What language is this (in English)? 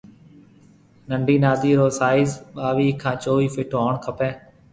Marwari (Pakistan)